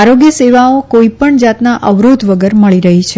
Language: Gujarati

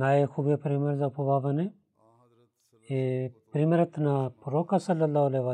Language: Bulgarian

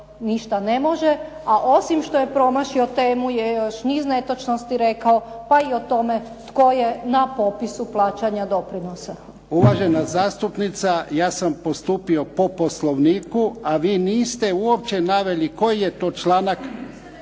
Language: Croatian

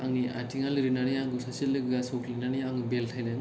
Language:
Bodo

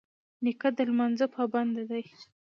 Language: Pashto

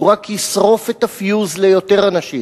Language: Hebrew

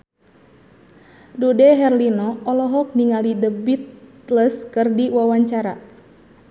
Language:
Sundanese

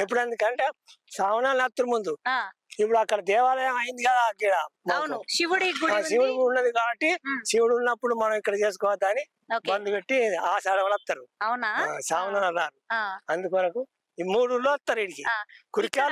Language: Telugu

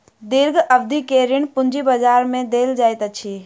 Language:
Maithili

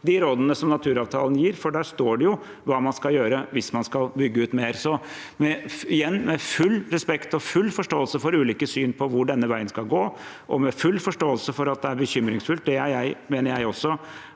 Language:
Norwegian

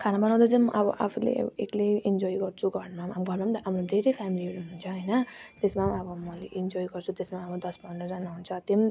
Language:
Nepali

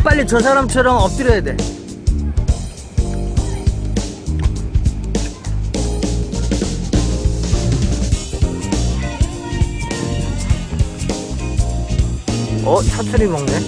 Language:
Korean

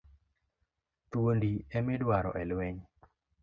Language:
Luo (Kenya and Tanzania)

